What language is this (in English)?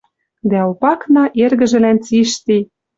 Western Mari